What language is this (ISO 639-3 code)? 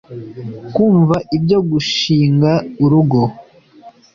kin